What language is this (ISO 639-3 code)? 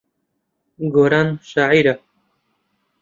ckb